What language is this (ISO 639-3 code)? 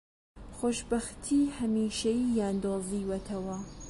ckb